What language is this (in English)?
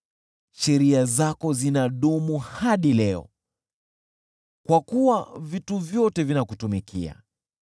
Swahili